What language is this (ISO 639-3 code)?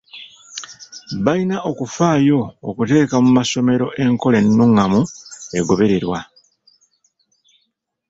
lug